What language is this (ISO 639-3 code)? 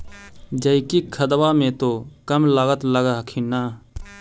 mag